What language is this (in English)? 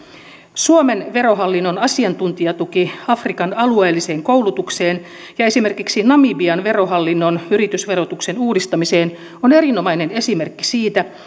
Finnish